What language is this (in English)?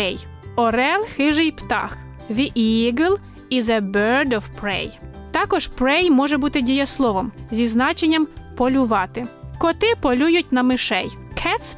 Ukrainian